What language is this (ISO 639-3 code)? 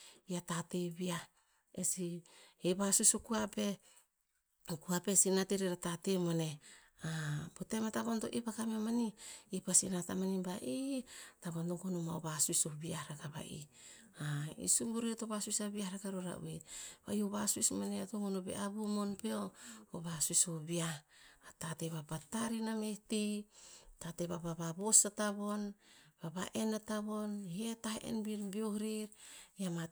tpz